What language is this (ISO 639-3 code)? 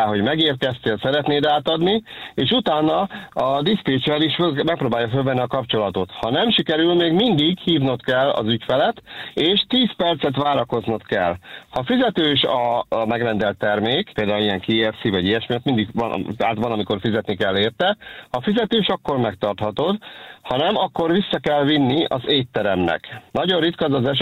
hun